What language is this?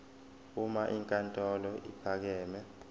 Zulu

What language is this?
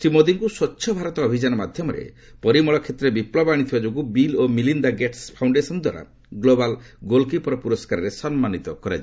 Odia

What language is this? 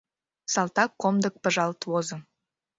Mari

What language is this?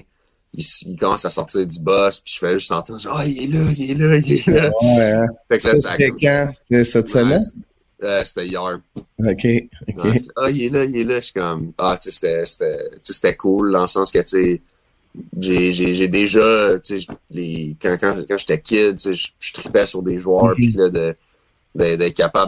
French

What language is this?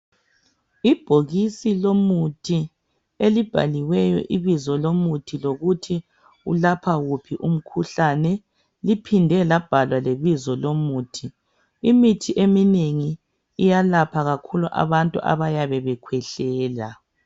North Ndebele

